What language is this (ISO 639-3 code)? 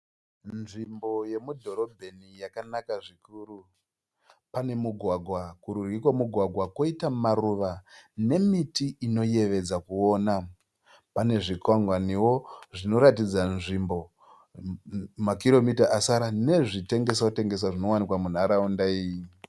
sna